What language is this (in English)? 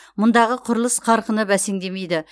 Kazakh